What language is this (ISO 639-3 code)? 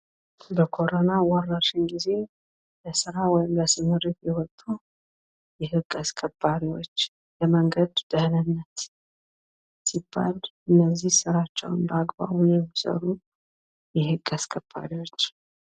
amh